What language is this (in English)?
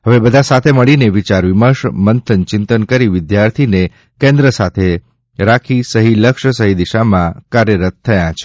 Gujarati